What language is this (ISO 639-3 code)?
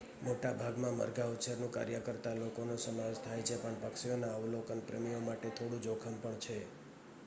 guj